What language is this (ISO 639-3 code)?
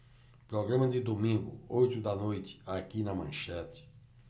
por